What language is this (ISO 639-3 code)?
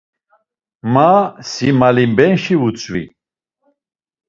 lzz